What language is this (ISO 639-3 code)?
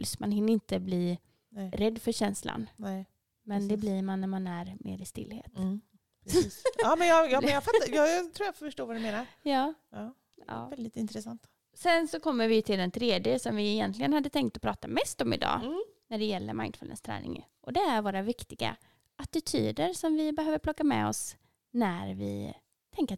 swe